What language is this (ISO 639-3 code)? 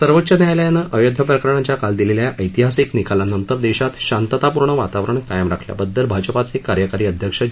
mar